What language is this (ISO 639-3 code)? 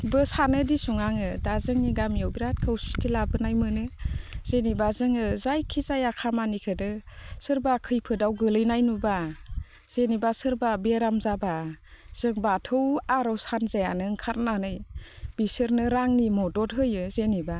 brx